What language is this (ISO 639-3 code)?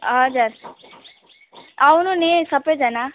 nep